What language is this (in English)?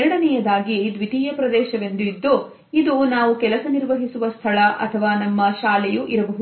Kannada